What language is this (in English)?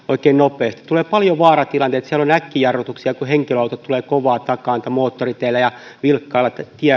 Finnish